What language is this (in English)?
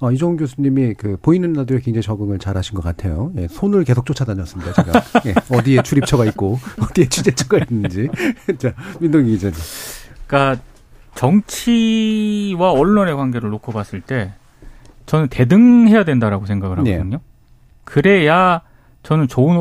Korean